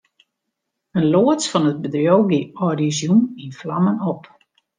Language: Western Frisian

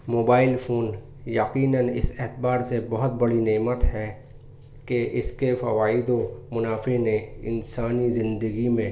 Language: Urdu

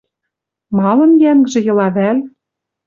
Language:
Western Mari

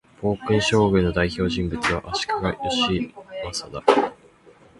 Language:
Japanese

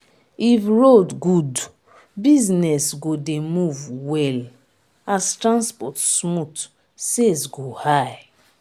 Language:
Nigerian Pidgin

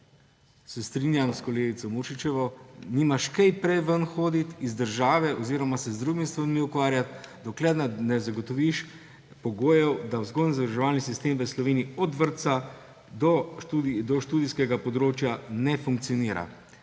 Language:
Slovenian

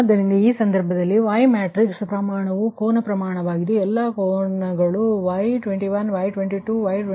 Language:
Kannada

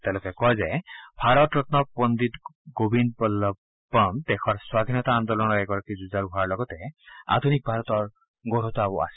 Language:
Assamese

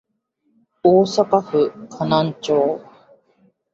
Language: Japanese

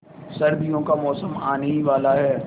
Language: Hindi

